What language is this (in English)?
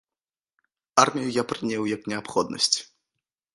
Belarusian